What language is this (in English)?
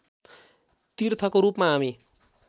Nepali